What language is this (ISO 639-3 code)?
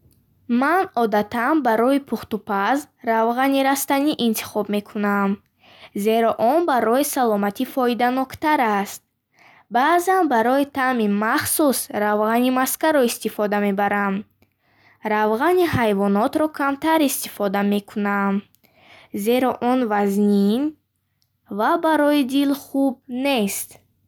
bhh